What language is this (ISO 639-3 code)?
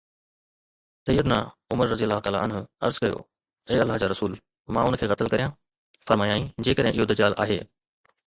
snd